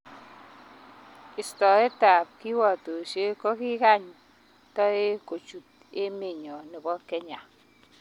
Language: Kalenjin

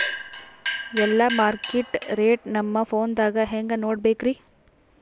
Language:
Kannada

